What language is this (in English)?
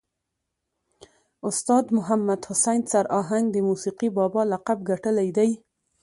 Pashto